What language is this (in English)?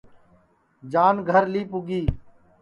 Sansi